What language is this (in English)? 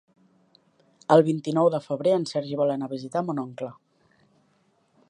Catalan